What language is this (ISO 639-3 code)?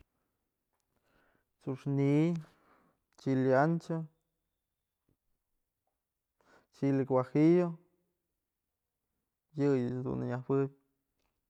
mzl